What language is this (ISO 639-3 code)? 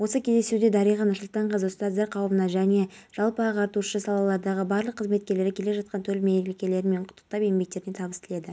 kaz